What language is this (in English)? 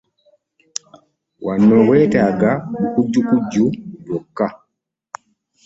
Ganda